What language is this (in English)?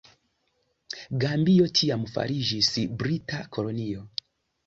Esperanto